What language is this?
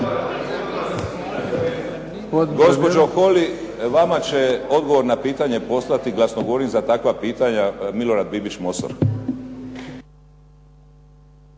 Croatian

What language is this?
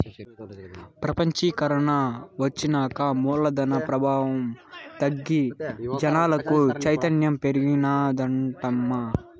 Telugu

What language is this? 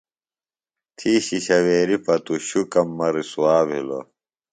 Phalura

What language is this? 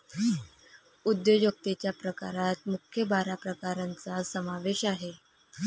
Marathi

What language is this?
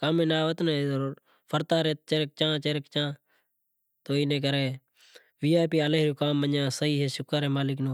Kachi Koli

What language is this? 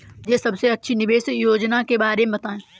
Hindi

